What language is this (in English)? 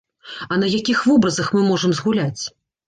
Belarusian